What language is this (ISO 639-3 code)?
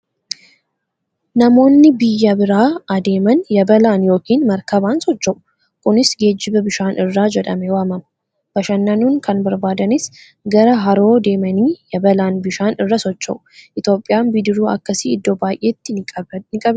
orm